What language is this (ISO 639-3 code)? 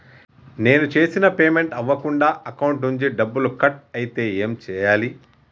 tel